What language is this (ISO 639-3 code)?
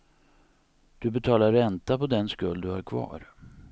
swe